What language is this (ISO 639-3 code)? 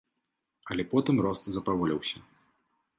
bel